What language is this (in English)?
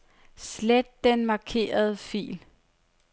Danish